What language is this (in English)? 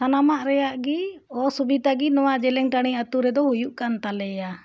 Santali